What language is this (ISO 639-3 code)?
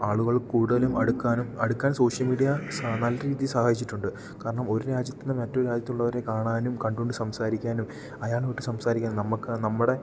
mal